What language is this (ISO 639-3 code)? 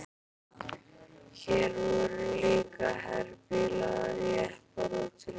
isl